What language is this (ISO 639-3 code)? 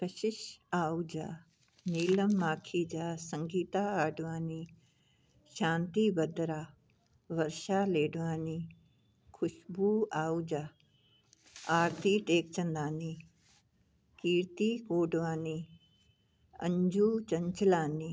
snd